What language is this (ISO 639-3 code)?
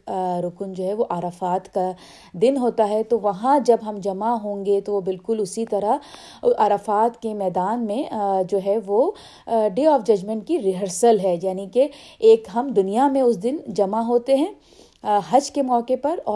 urd